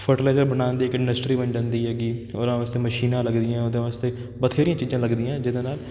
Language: Punjabi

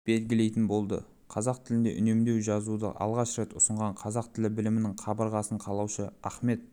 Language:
Kazakh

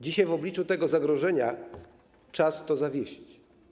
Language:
Polish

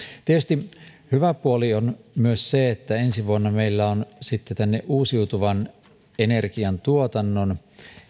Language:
Finnish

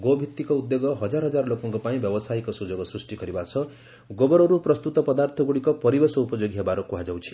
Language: Odia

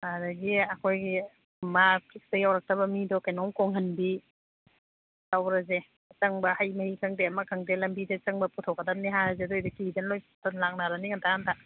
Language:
Manipuri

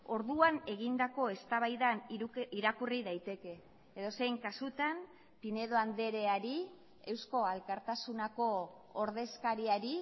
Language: Basque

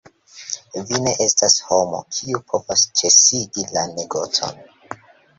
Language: Esperanto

